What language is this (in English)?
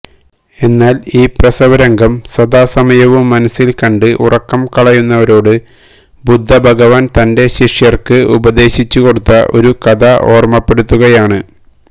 Malayalam